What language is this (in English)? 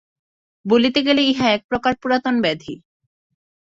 Bangla